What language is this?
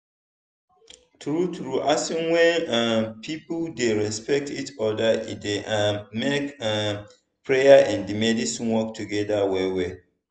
Nigerian Pidgin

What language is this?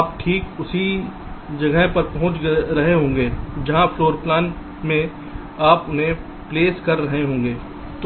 Hindi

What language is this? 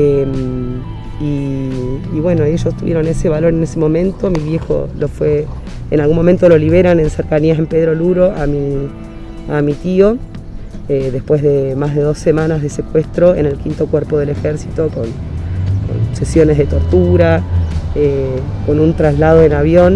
Spanish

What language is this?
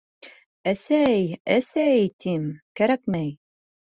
Bashkir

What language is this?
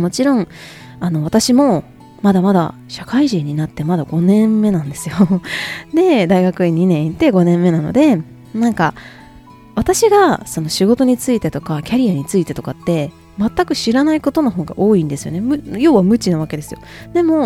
Japanese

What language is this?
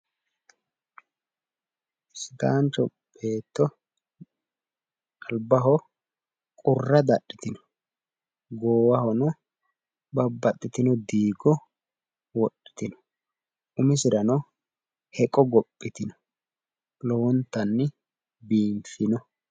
Sidamo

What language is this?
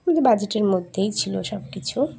Bangla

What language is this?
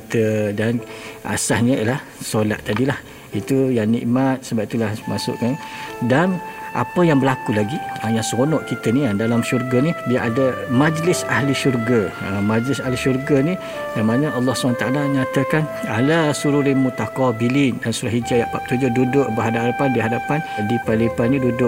Malay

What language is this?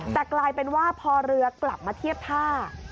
Thai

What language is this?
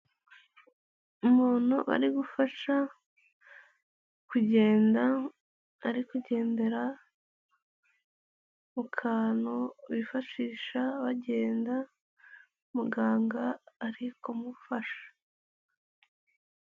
Kinyarwanda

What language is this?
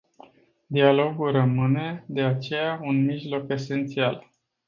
Romanian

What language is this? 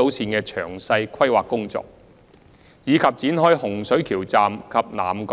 Cantonese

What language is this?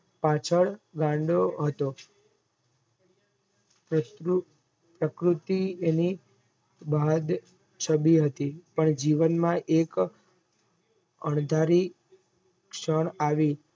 Gujarati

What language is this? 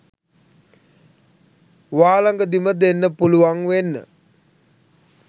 Sinhala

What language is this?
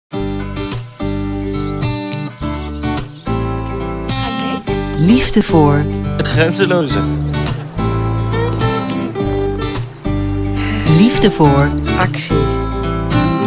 Dutch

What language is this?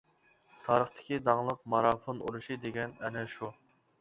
Uyghur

